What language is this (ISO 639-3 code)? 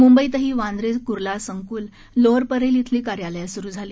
mar